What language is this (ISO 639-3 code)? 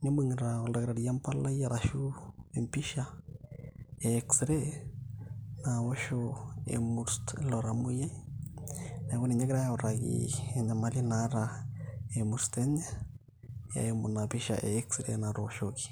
mas